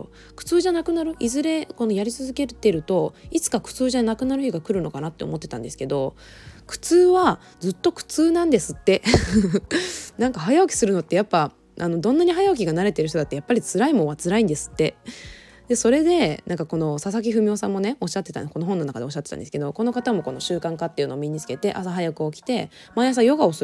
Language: Japanese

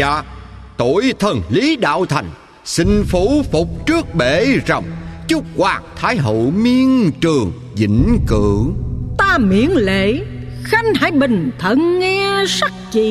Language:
Vietnamese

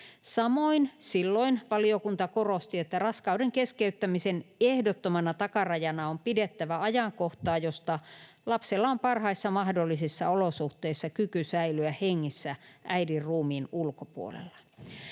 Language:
Finnish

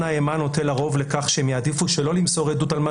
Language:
Hebrew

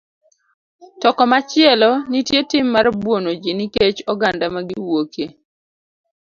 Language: Luo (Kenya and Tanzania)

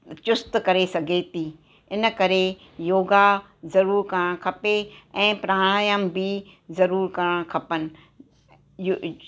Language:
Sindhi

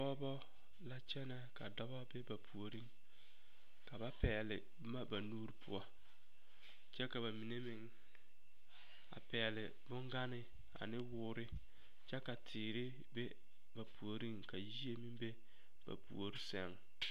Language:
Southern Dagaare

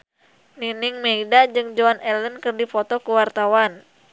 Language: Sundanese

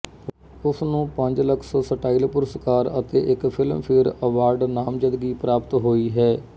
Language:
Punjabi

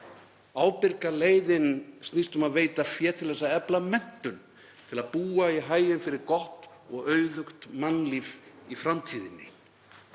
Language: Icelandic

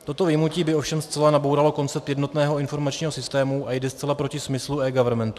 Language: Czech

